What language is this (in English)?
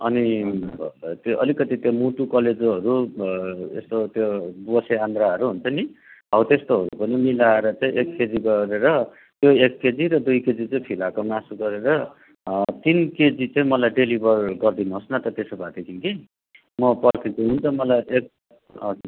Nepali